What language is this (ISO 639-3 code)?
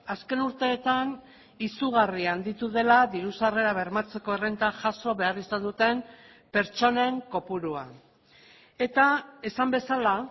eus